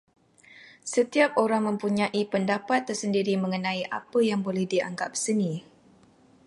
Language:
Malay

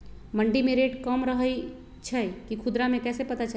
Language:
Magahi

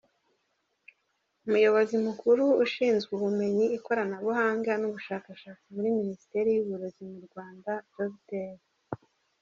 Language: Kinyarwanda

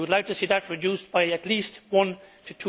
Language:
English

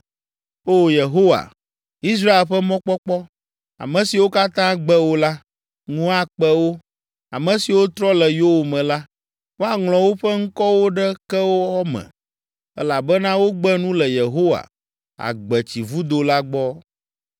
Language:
Ewe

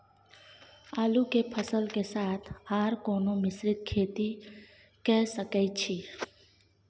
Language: Maithili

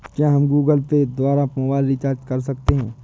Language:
Hindi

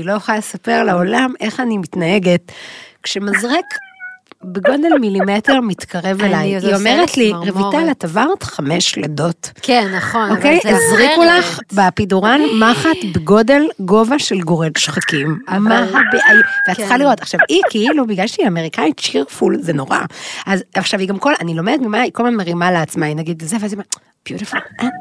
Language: Hebrew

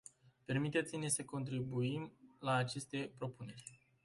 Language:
Romanian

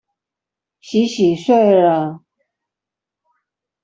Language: Chinese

